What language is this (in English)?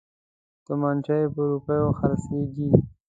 Pashto